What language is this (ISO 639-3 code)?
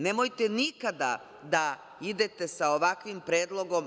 srp